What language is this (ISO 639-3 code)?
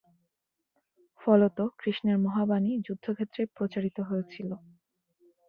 ben